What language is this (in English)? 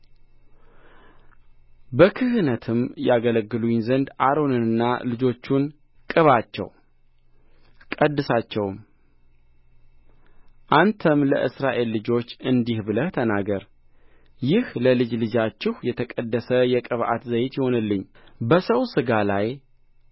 Amharic